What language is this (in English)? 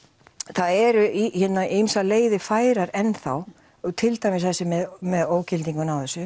Icelandic